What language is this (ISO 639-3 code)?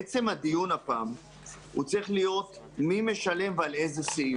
heb